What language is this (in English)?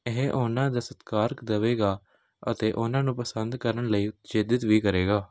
Punjabi